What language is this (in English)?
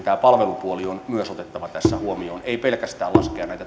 Finnish